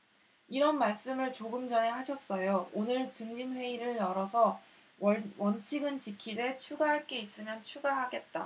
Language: Korean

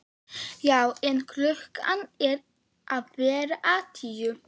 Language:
Icelandic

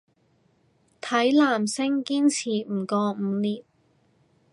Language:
Cantonese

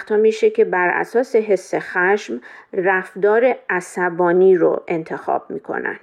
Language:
Persian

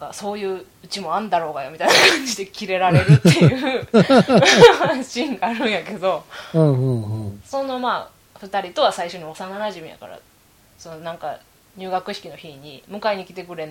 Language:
Japanese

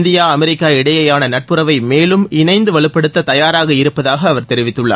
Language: Tamil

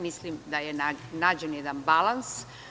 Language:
Serbian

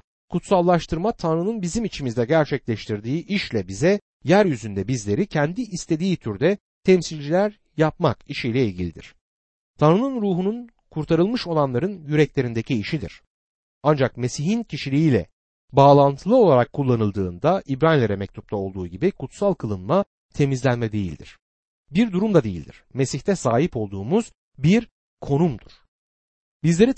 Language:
Turkish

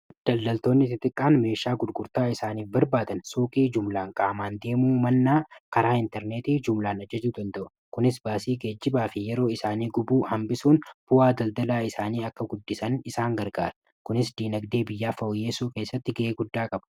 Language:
Oromo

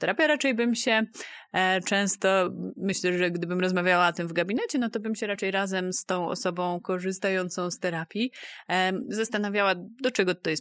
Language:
Polish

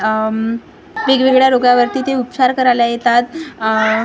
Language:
Marathi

